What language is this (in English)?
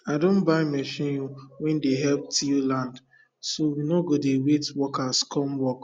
Nigerian Pidgin